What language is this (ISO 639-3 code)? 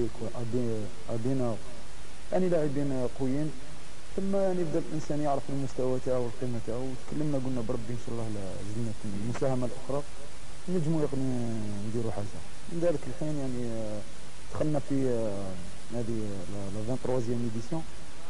ara